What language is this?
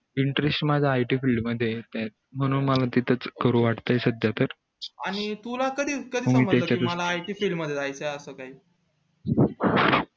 Marathi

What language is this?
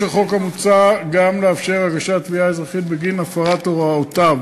Hebrew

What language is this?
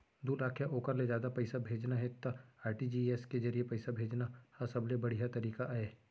Chhattisgarhi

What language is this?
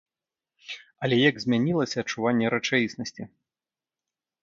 Belarusian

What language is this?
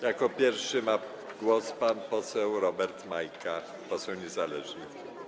Polish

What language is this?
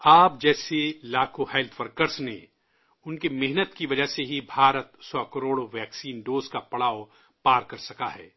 Urdu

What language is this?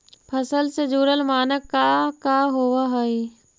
Magahi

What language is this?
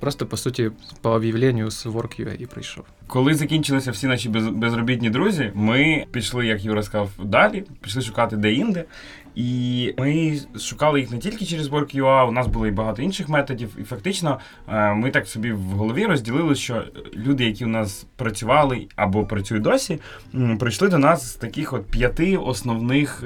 Ukrainian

